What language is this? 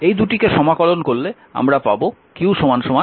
Bangla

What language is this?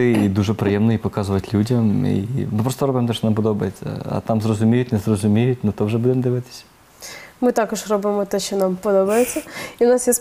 Ukrainian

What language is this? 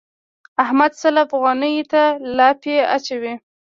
Pashto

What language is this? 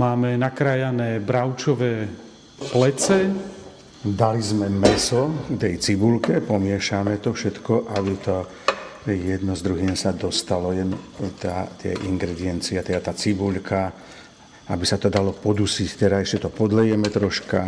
Slovak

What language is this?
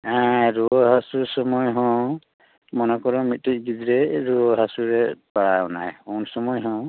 Santali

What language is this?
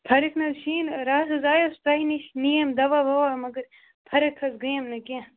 Kashmiri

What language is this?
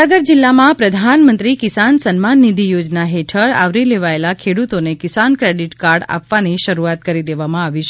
Gujarati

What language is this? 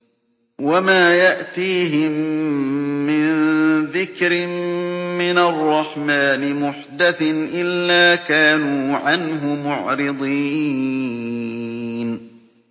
Arabic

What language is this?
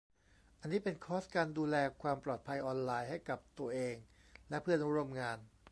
Thai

